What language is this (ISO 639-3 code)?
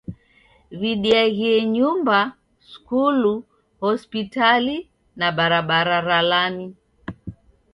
dav